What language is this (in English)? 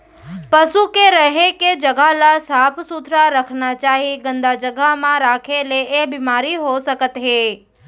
Chhattisgarhi